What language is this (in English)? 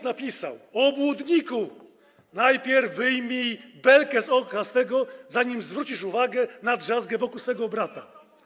Polish